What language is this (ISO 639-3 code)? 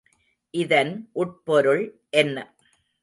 tam